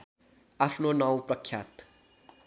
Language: Nepali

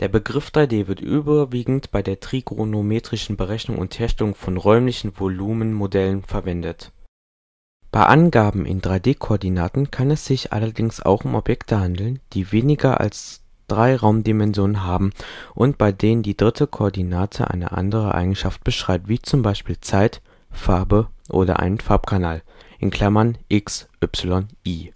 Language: German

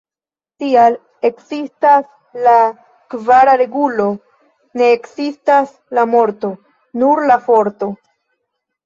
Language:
Esperanto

